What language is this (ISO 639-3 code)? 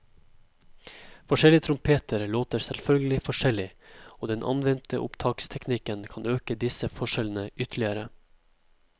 nor